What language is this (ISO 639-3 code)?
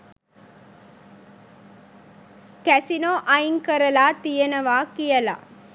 sin